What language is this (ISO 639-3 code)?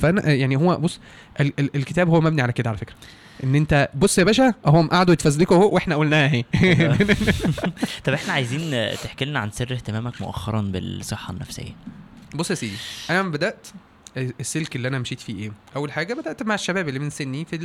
ara